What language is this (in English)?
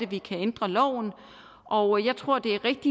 Danish